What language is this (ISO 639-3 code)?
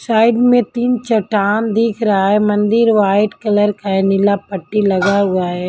hin